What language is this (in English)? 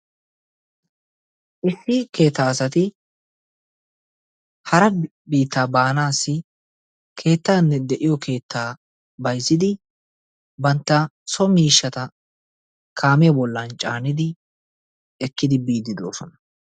Wolaytta